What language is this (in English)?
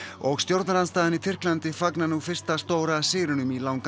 Icelandic